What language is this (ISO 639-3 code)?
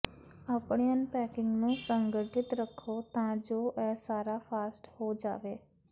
pan